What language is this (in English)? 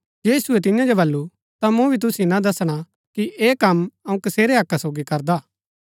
Gaddi